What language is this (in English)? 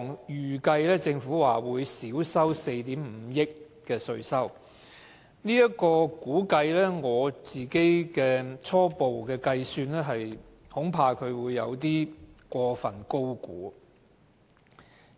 Cantonese